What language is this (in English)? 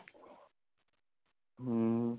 Punjabi